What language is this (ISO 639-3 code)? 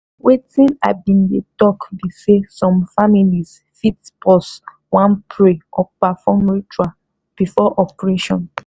pcm